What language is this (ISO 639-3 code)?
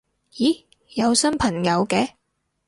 yue